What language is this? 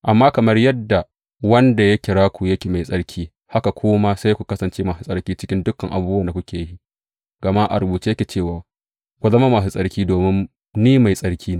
Hausa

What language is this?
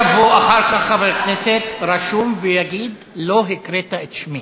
Hebrew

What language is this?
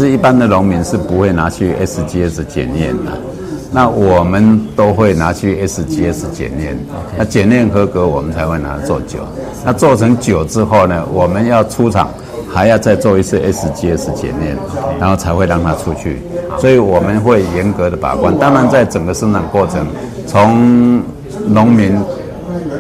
Chinese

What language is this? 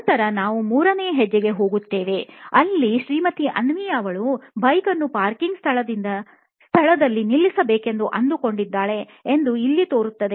Kannada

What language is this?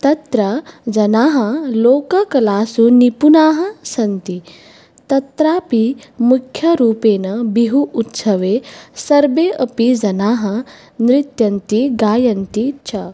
Sanskrit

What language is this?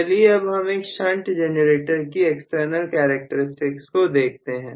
Hindi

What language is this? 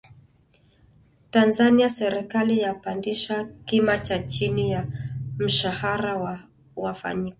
Swahili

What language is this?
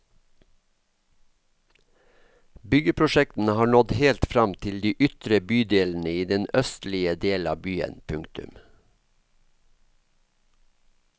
Norwegian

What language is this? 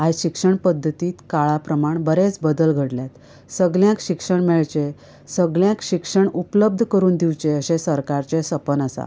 Konkani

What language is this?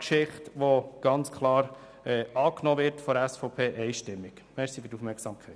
Swiss German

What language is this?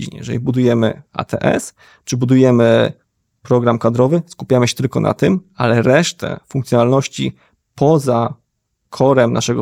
Polish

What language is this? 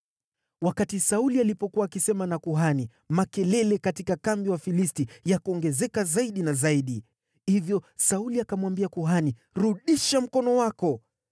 Swahili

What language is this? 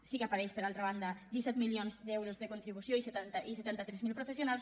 Catalan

